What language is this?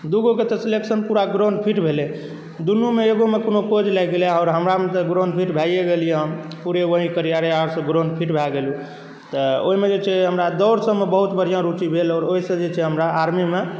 Maithili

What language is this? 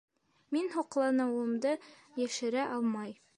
Bashkir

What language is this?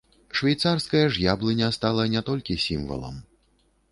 Belarusian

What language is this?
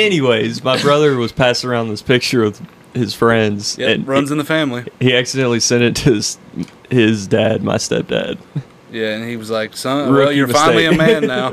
English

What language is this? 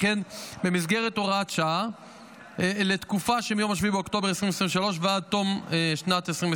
Hebrew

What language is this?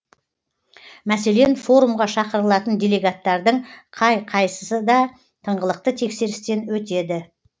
Kazakh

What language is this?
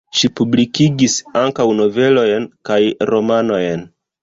Esperanto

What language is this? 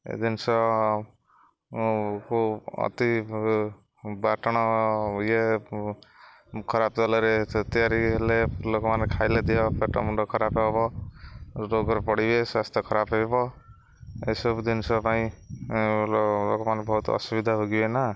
Odia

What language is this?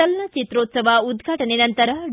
Kannada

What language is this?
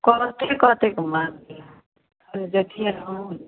Maithili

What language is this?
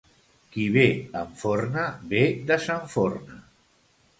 Catalan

